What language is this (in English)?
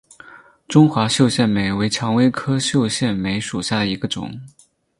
Chinese